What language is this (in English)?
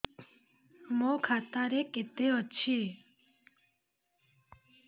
Odia